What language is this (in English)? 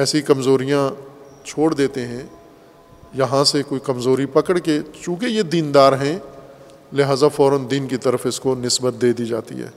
Urdu